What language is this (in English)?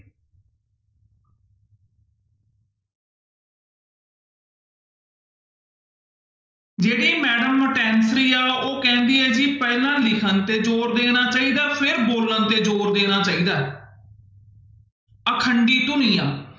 Punjabi